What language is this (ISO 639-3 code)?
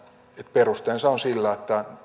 fin